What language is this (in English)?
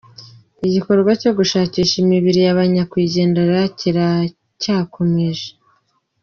Kinyarwanda